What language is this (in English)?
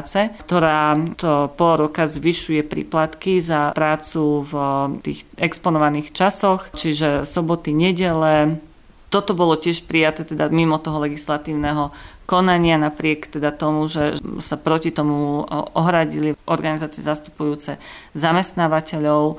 Slovak